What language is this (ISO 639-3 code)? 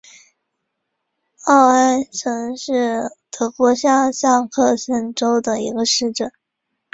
zho